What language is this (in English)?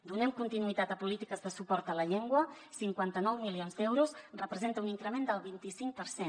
Catalan